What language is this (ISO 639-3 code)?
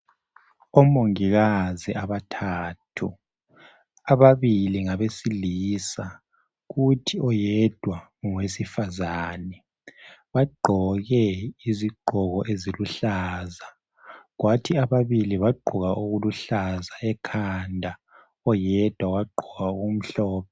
nde